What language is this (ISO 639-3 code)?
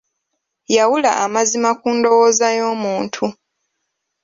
lug